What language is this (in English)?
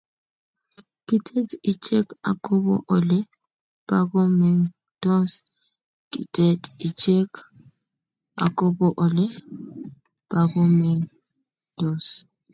Kalenjin